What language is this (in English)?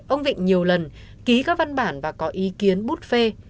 Vietnamese